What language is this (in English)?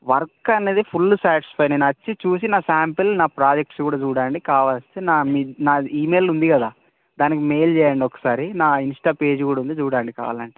Telugu